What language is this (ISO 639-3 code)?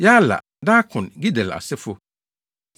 aka